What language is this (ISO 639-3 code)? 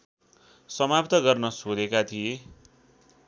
nep